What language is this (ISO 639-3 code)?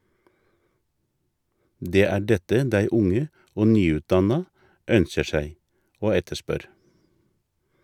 nor